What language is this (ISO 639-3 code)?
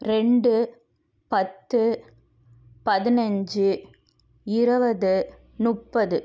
tam